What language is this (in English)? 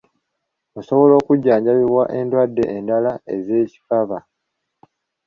Ganda